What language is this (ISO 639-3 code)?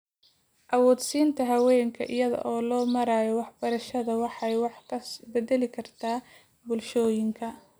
som